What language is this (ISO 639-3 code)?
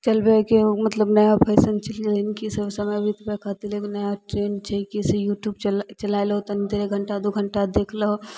mai